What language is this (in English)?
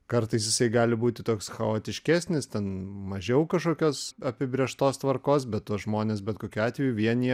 Lithuanian